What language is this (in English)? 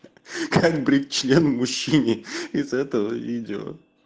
Russian